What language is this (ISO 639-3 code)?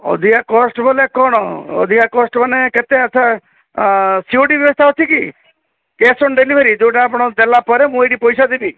ori